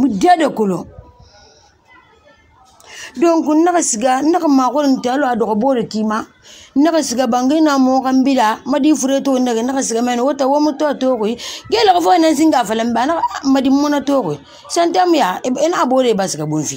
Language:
French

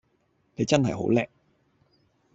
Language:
Cantonese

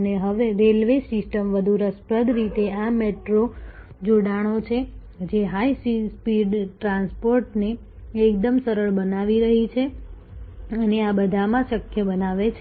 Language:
Gujarati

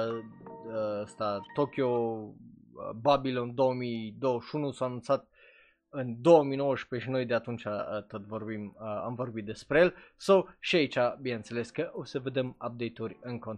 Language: Romanian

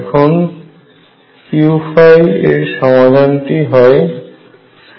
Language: Bangla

